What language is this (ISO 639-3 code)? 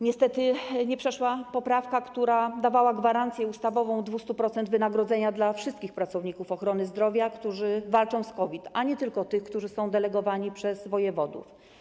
pol